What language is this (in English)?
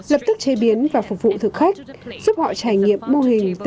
Vietnamese